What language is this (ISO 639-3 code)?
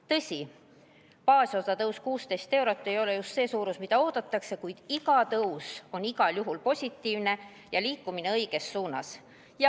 est